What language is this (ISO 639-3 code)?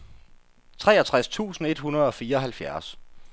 dan